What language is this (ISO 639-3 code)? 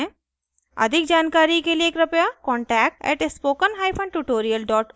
hin